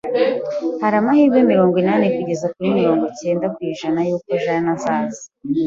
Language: Kinyarwanda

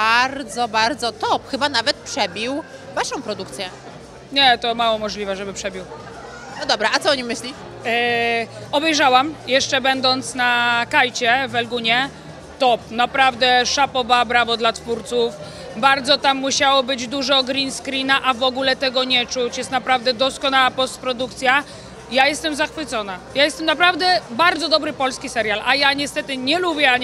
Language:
Polish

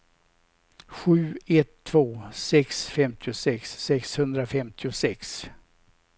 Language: Swedish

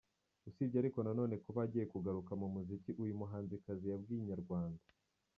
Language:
Kinyarwanda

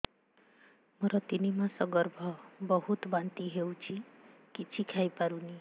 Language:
Odia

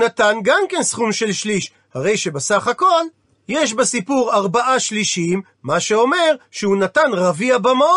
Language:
Hebrew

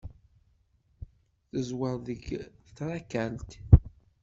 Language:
Kabyle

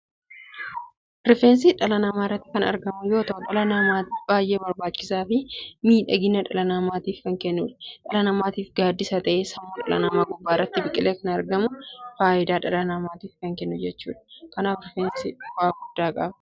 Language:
Oromo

